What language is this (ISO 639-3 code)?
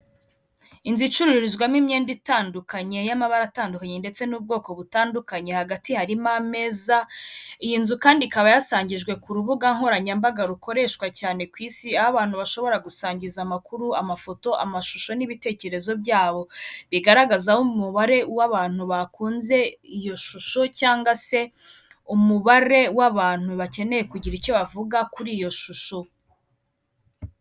kin